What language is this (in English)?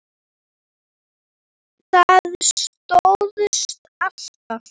Icelandic